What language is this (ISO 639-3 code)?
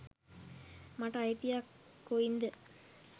sin